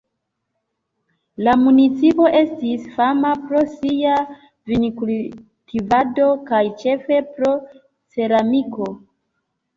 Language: Esperanto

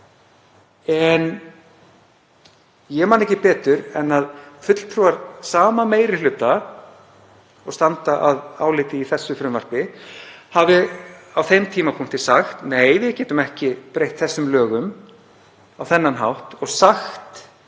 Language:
Icelandic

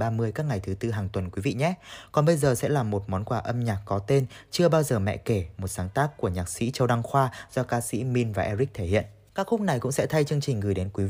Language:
Vietnamese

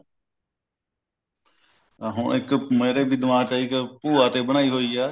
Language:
Punjabi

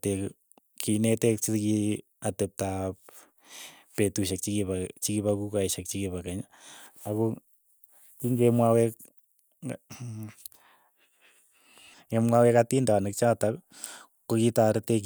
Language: Keiyo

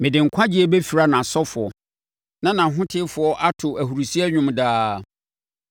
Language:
Akan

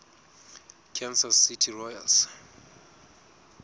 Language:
Southern Sotho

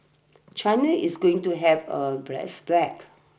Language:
English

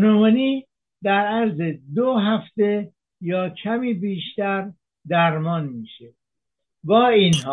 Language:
Persian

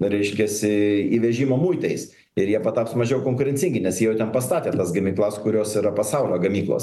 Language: Lithuanian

